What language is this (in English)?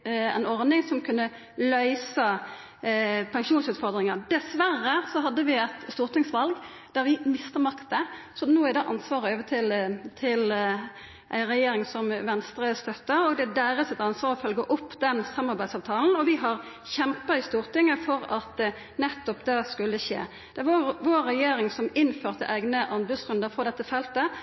Norwegian Nynorsk